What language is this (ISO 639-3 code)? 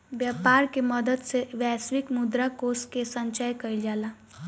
bho